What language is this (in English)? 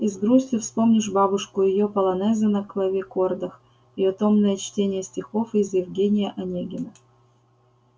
Russian